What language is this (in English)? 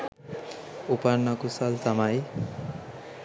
Sinhala